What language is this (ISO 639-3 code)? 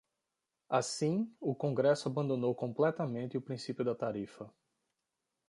por